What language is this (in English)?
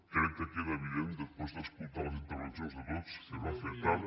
Catalan